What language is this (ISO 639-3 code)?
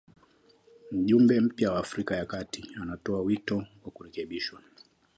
swa